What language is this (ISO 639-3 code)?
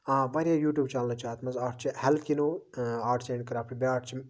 kas